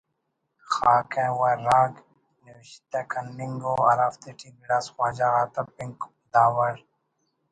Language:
Brahui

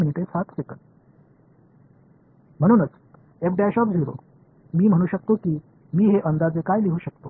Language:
Marathi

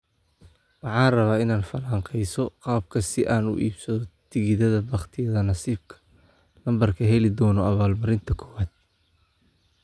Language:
Somali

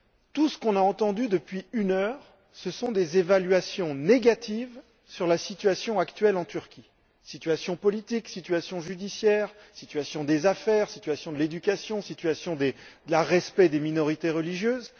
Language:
French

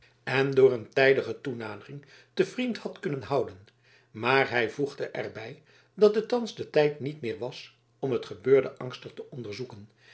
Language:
Dutch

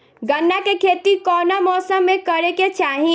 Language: Bhojpuri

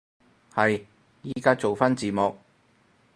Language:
Cantonese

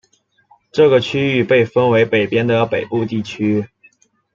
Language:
Chinese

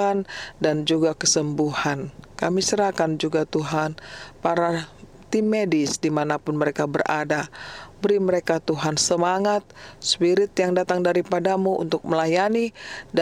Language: Indonesian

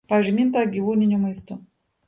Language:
Lithuanian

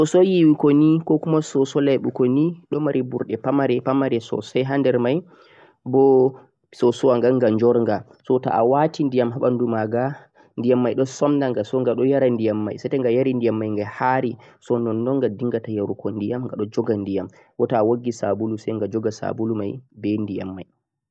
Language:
Central-Eastern Niger Fulfulde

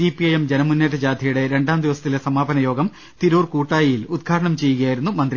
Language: Malayalam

